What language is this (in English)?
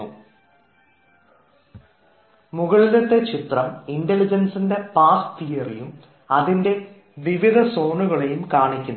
Malayalam